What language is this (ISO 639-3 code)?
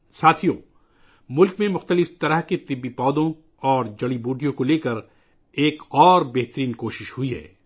urd